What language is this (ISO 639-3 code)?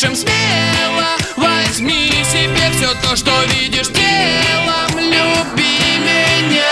rus